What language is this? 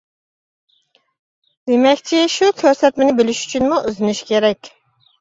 Uyghur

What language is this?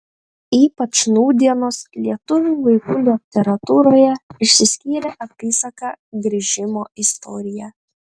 Lithuanian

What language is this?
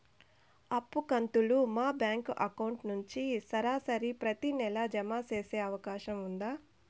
Telugu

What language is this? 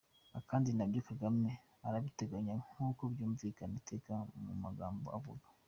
Kinyarwanda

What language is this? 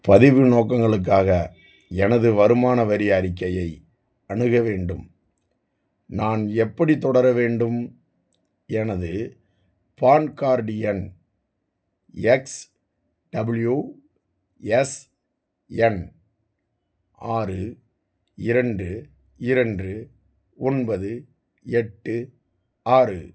Tamil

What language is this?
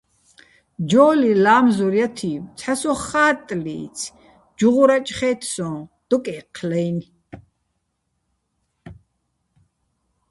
Bats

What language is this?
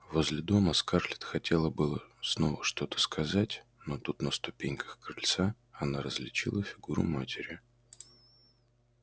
Russian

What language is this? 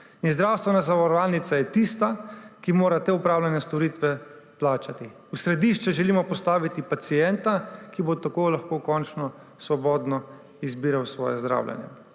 Slovenian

